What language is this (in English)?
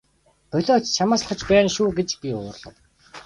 Mongolian